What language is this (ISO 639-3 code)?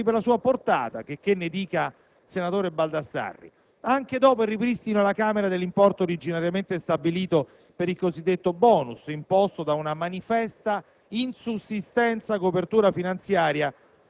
ita